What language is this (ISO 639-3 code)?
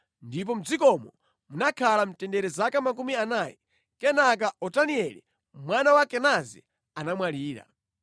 nya